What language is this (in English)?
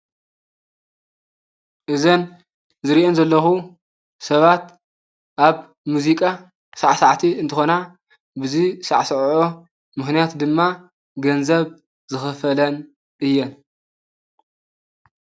Tigrinya